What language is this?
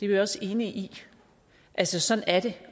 Danish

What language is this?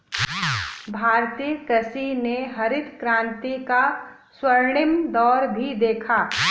Hindi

